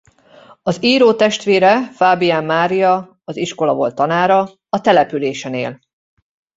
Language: Hungarian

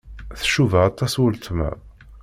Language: Kabyle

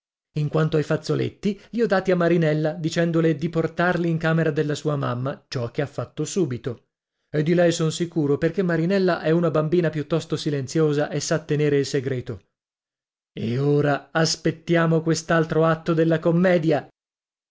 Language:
Italian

